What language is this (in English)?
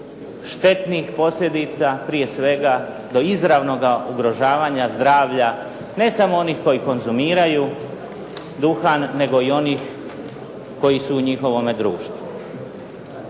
Croatian